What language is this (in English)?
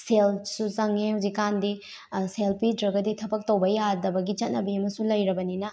Manipuri